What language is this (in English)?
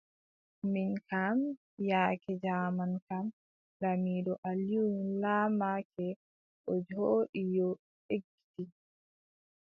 Adamawa Fulfulde